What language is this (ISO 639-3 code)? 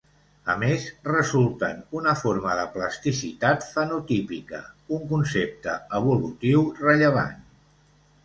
cat